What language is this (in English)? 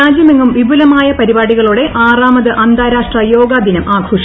Malayalam